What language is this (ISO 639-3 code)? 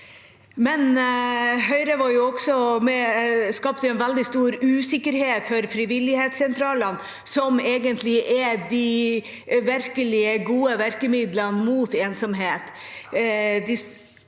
nor